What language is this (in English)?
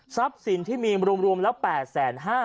Thai